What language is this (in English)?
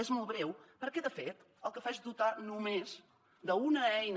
Catalan